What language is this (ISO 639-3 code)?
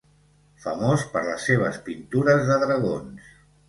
cat